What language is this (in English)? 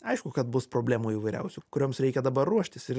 Lithuanian